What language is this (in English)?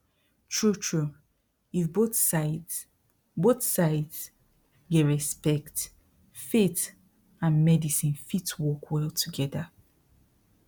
Nigerian Pidgin